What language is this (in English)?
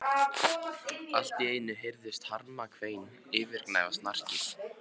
Icelandic